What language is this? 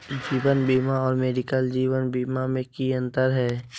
Magahi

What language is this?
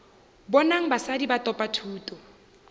Northern Sotho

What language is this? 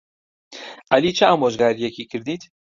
Central Kurdish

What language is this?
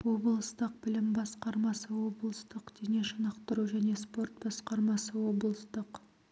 Kazakh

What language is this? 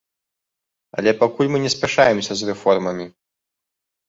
Belarusian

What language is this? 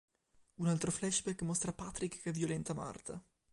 Italian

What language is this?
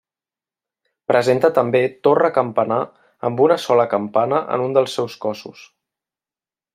Catalan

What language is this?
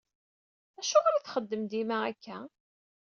Kabyle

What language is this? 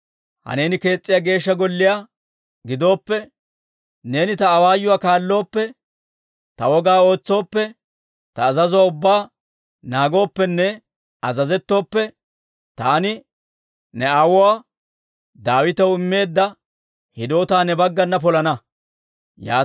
Dawro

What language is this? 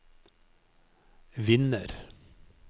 Norwegian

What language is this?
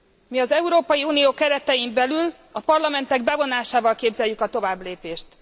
Hungarian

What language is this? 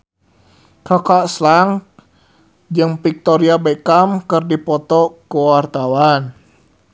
Sundanese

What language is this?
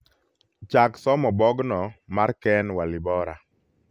Luo (Kenya and Tanzania)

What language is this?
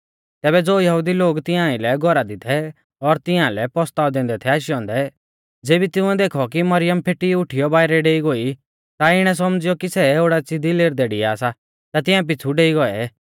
Mahasu Pahari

